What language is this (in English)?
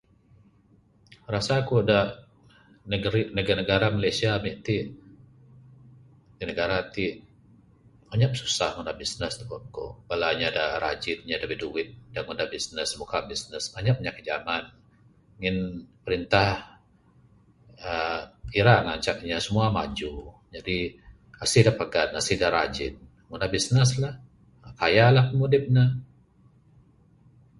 Bukar-Sadung Bidayuh